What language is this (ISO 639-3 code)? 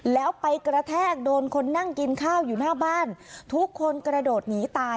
tha